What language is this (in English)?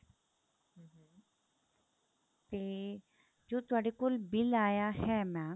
Punjabi